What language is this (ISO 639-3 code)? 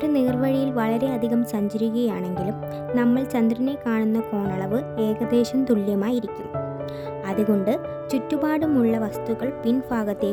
mal